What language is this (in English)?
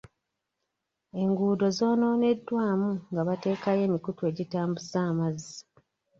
Ganda